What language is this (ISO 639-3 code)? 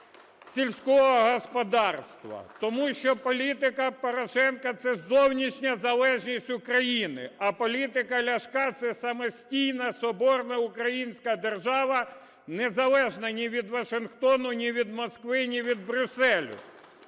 ukr